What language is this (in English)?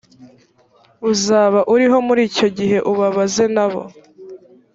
Kinyarwanda